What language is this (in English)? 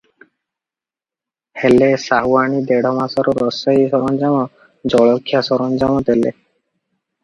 Odia